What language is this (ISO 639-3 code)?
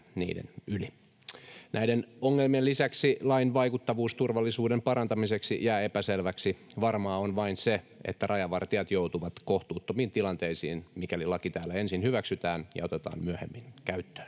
fin